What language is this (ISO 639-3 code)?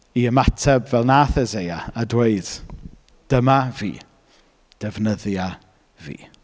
cym